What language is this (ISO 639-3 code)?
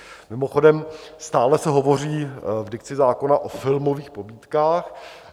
ces